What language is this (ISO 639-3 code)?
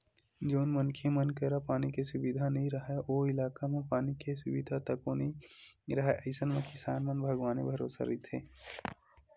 hne